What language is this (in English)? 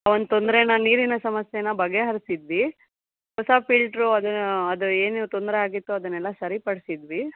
Kannada